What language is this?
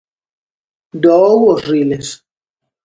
Galician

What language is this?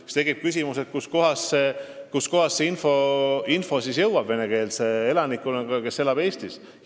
Estonian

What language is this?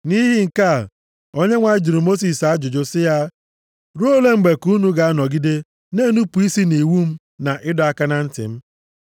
Igbo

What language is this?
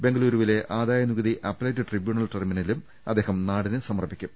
Malayalam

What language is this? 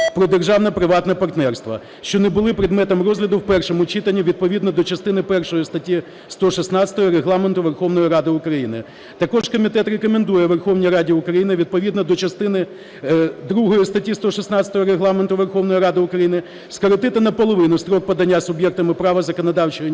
Ukrainian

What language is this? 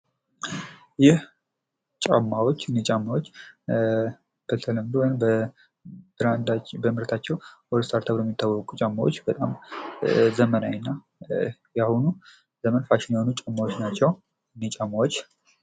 Amharic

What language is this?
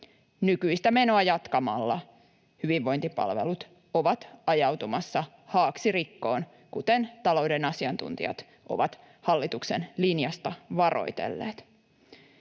Finnish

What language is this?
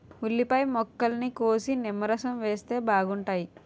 Telugu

